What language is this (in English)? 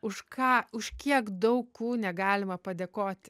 Lithuanian